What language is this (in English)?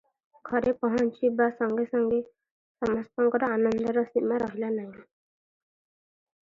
Odia